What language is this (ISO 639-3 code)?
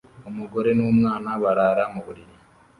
kin